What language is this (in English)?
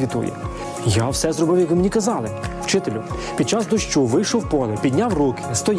Ukrainian